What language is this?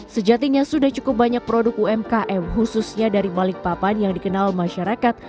Indonesian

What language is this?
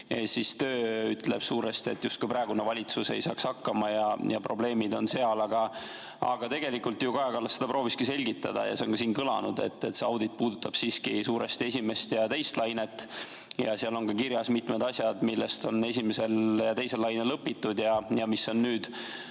Estonian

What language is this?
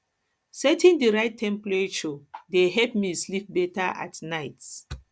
Nigerian Pidgin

